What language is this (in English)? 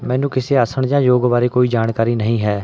Punjabi